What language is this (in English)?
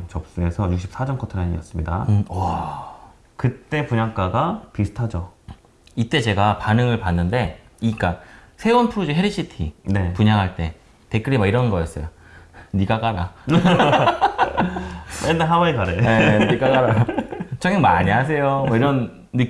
Korean